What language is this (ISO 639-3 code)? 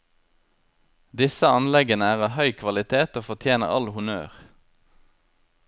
nor